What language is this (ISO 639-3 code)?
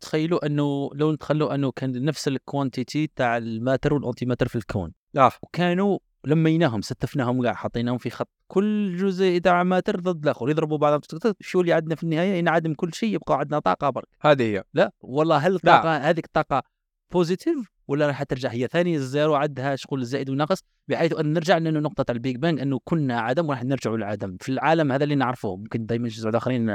ara